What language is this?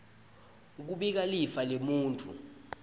Swati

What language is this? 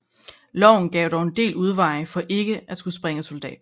Danish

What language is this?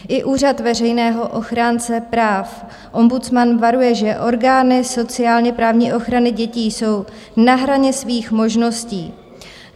Czech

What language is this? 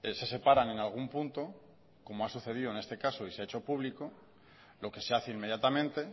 Spanish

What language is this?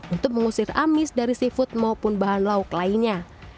Indonesian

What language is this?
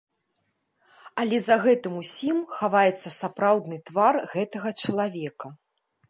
Belarusian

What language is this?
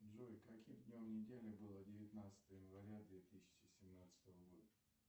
Russian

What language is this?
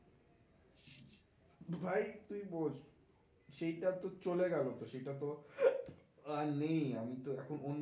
Bangla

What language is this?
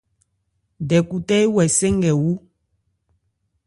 Ebrié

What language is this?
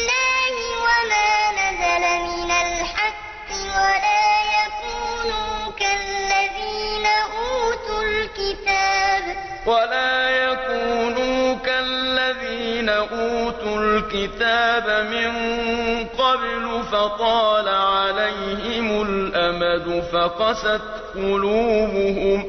Arabic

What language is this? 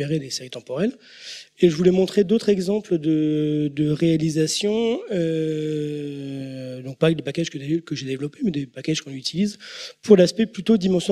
French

